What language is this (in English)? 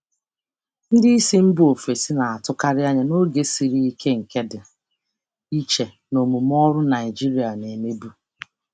Igbo